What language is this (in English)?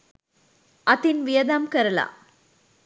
Sinhala